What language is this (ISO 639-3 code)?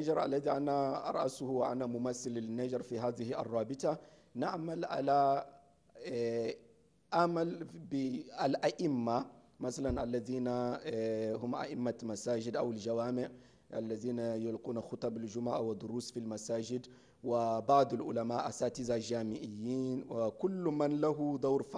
ara